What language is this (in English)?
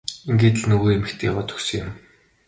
Mongolian